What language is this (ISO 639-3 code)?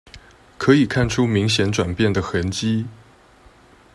zho